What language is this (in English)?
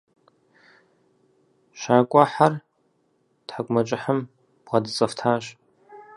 Kabardian